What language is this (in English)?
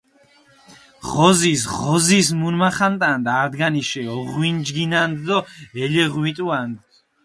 Mingrelian